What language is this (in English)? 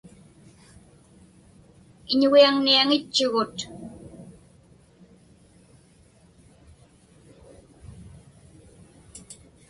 Inupiaq